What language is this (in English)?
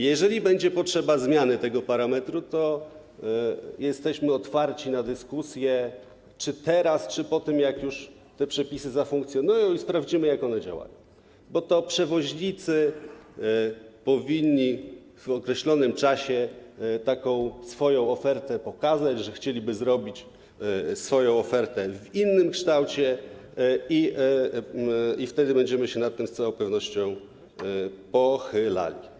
Polish